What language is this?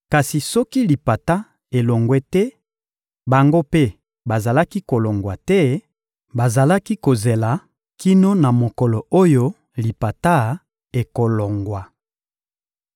Lingala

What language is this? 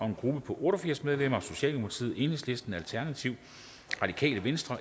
Danish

